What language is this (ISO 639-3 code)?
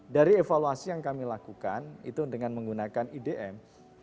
ind